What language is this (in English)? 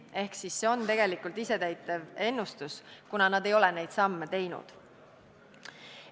Estonian